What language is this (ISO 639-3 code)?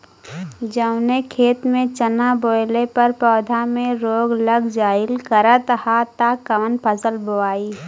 bho